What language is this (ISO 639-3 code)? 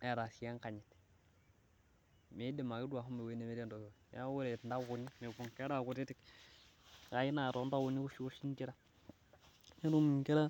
mas